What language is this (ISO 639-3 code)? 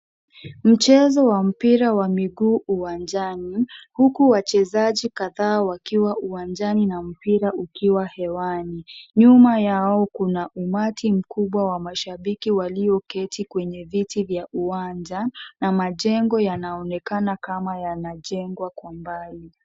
swa